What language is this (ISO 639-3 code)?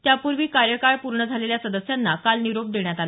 mar